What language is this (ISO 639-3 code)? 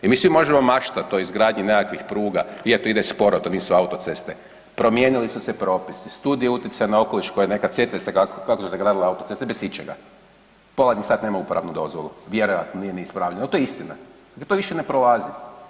hrv